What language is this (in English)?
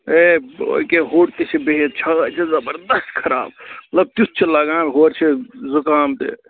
Kashmiri